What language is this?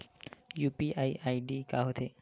Chhattisgarhi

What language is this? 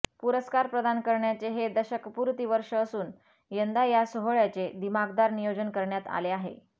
Marathi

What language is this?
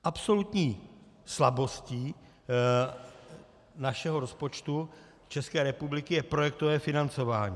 Czech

